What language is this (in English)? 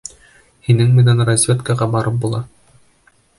Bashkir